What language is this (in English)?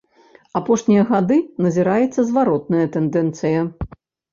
Belarusian